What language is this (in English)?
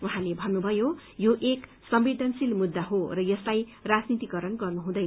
Nepali